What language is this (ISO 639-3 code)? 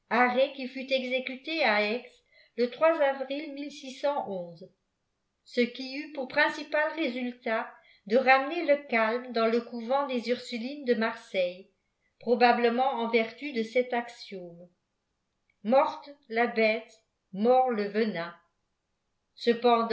fra